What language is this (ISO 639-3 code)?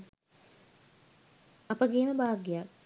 sin